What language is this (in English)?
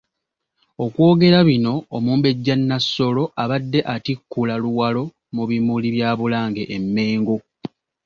Ganda